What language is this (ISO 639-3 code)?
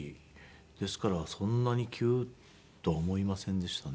jpn